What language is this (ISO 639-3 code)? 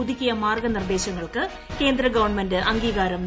mal